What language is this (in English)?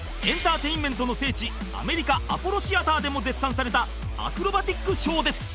Japanese